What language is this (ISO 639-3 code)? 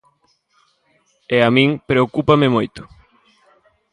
glg